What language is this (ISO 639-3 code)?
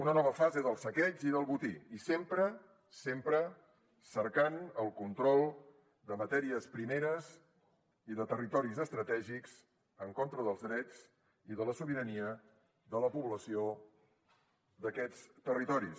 cat